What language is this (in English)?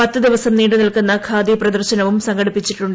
Malayalam